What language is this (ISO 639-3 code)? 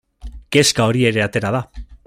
eus